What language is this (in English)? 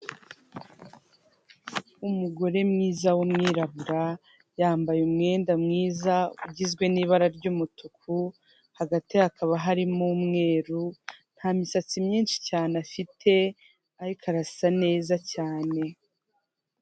Kinyarwanda